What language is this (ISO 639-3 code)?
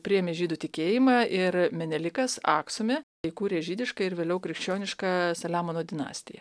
lit